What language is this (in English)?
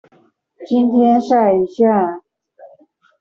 Chinese